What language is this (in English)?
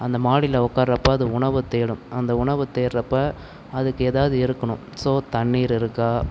Tamil